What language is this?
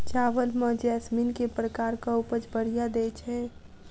Maithili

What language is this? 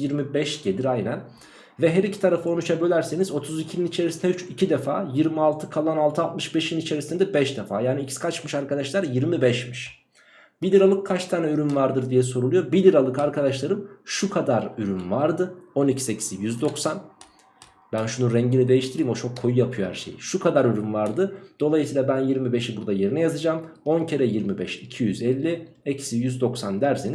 Turkish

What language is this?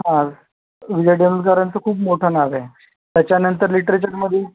Marathi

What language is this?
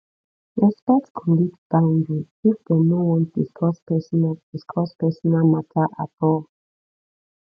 Nigerian Pidgin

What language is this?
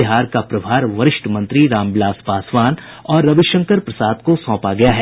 Hindi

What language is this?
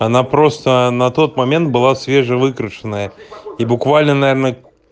Russian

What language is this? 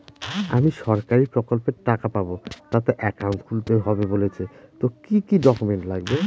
Bangla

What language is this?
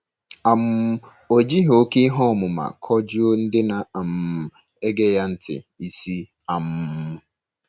Igbo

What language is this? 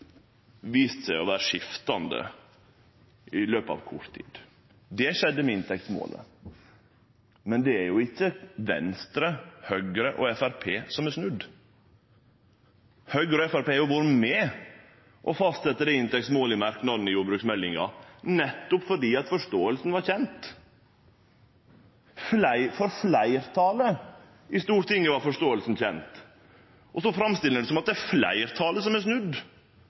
Norwegian Nynorsk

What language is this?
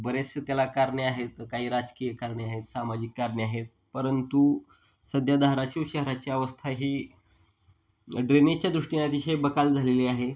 Marathi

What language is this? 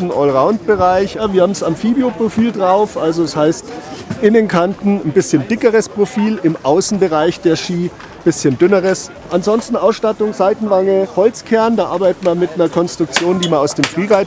German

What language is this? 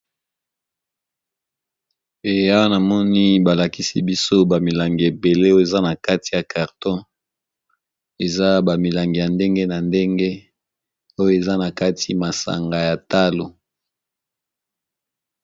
Lingala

